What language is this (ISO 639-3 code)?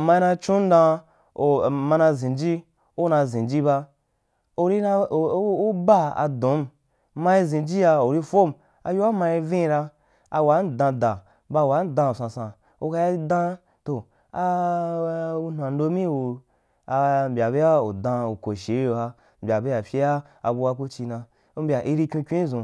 juk